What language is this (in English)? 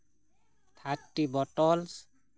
Santali